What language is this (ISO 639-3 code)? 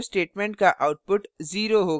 hin